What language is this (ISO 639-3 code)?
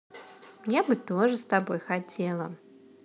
rus